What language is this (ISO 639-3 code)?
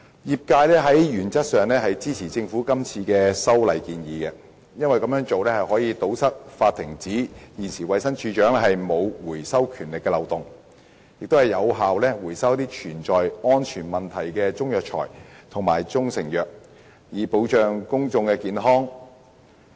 yue